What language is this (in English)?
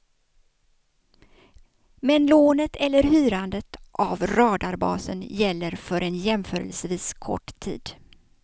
Swedish